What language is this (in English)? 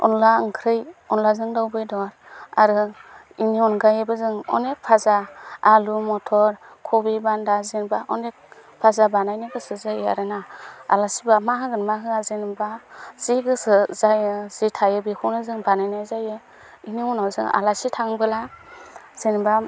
Bodo